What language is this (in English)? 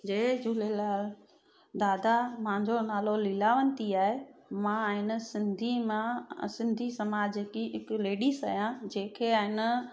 Sindhi